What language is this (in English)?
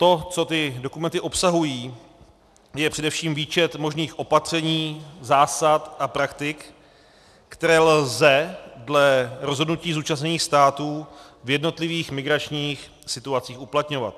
Czech